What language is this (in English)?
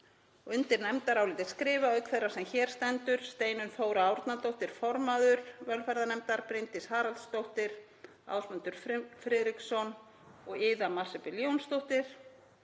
Icelandic